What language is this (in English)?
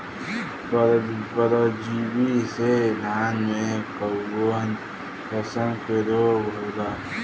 Bhojpuri